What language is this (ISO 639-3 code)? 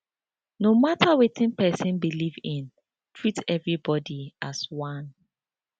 pcm